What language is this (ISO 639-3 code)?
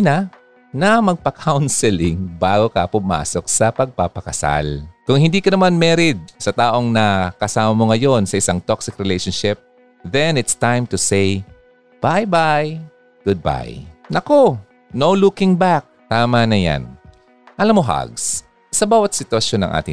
fil